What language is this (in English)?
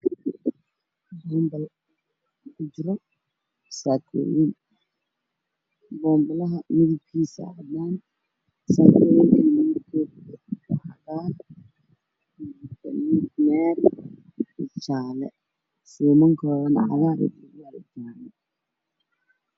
Somali